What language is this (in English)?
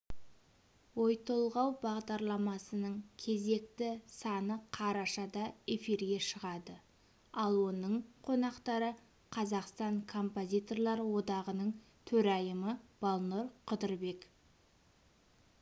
Kazakh